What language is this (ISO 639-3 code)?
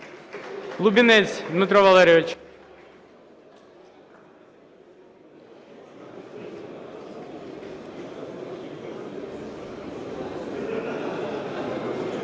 ukr